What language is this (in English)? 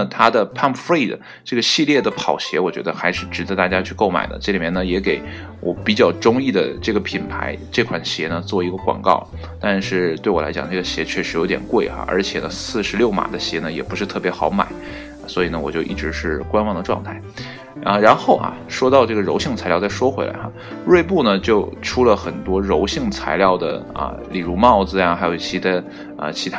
Chinese